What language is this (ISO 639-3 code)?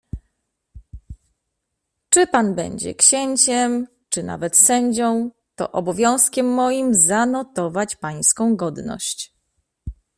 pol